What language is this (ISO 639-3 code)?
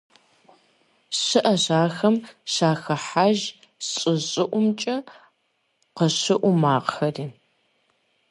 kbd